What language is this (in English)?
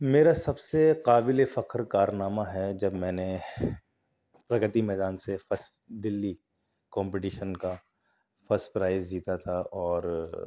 Urdu